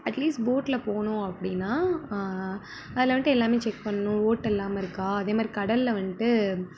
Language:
Tamil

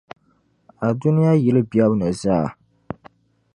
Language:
Dagbani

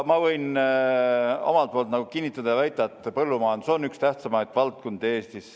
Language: Estonian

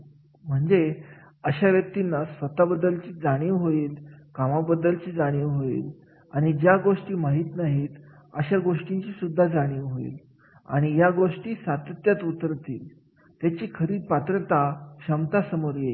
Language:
Marathi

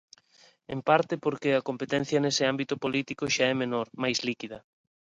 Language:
Galician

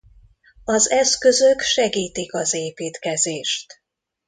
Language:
Hungarian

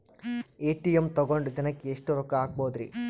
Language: Kannada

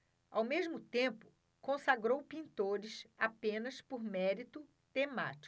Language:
Portuguese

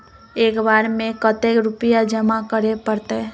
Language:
Magahi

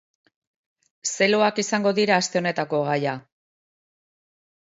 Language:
Basque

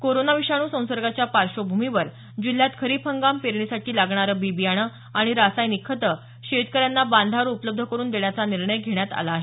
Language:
Marathi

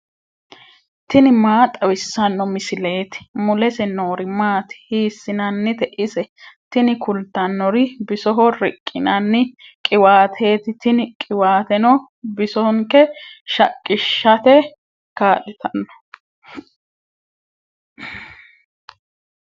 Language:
Sidamo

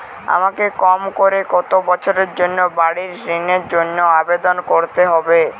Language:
Bangla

